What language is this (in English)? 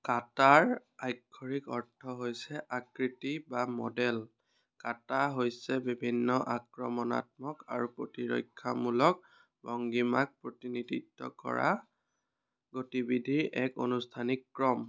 Assamese